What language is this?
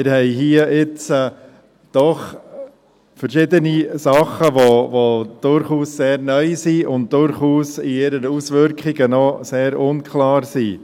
Swiss German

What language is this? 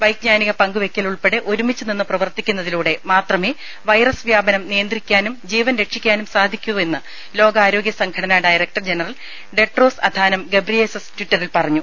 Malayalam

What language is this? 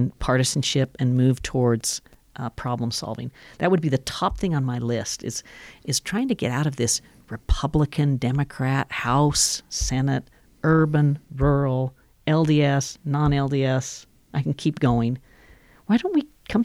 English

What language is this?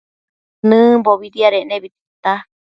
Matsés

